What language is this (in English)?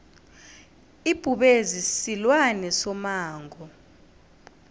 South Ndebele